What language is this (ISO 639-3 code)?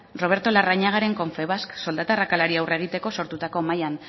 eus